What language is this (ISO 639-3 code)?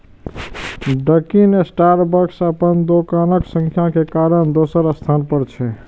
mai